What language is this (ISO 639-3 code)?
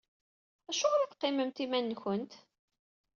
kab